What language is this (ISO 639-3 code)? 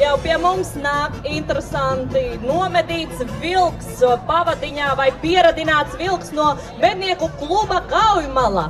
lav